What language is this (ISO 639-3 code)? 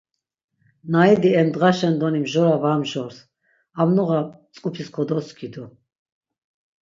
lzz